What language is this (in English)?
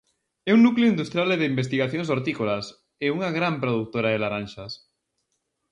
Galician